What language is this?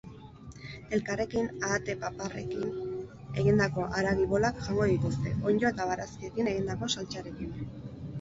Basque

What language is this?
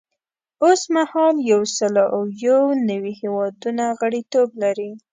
Pashto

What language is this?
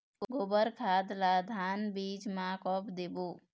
Chhattisgarhi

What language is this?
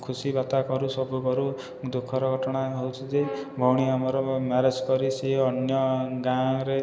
Odia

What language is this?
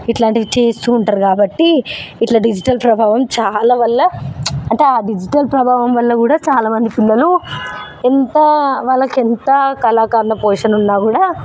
Telugu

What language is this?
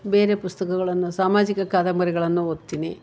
Kannada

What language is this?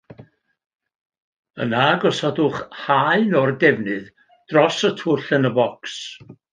Welsh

